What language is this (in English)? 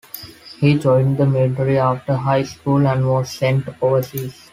English